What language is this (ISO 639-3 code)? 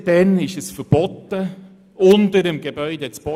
gsw